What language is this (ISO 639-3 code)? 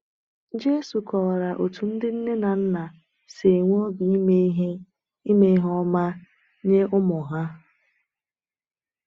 ibo